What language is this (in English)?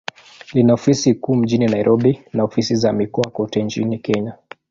Swahili